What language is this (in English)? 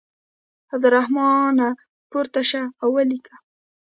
Pashto